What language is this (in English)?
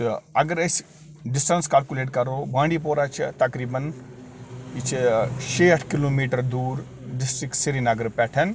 Kashmiri